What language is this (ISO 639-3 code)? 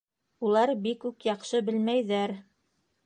bak